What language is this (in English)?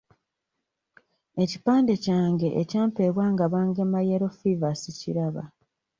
Ganda